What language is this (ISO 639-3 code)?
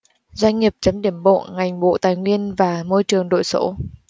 vie